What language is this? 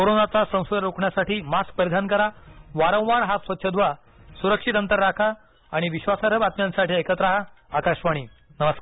Marathi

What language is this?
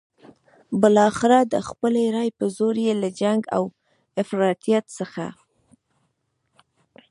Pashto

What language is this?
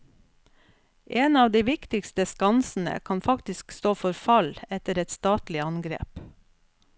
Norwegian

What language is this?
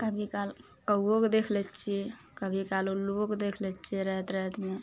Maithili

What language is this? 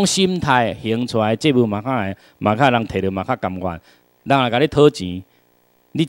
Chinese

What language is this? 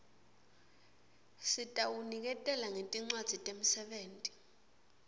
Swati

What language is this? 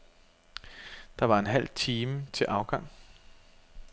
Danish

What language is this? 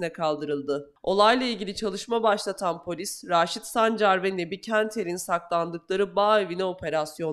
Turkish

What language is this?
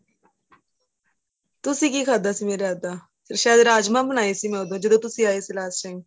Punjabi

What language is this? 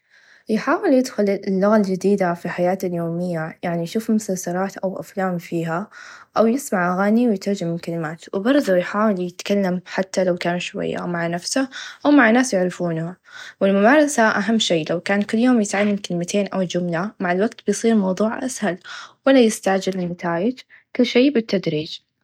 Najdi Arabic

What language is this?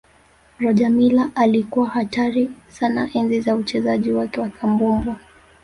Swahili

